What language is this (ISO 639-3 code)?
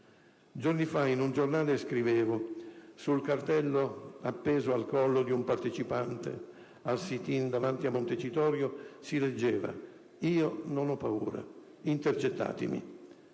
ita